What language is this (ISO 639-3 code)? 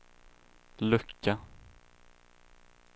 swe